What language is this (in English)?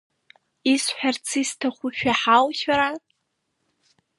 Abkhazian